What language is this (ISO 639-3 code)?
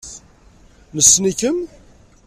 kab